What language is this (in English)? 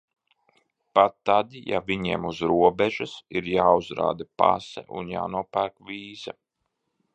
Latvian